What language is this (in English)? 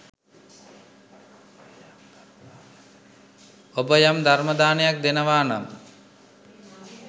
Sinhala